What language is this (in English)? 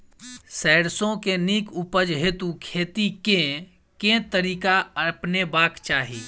Maithili